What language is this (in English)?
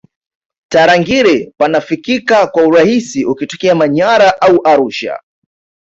Swahili